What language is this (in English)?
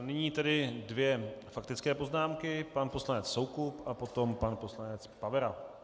Czech